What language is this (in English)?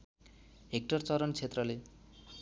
Nepali